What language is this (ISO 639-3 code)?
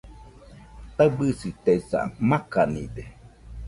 hux